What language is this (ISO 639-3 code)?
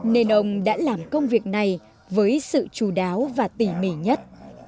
vie